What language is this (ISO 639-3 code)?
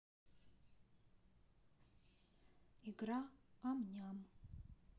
rus